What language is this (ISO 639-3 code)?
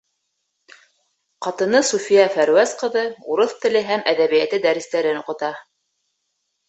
bak